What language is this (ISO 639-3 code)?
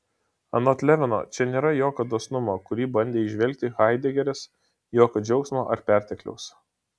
lit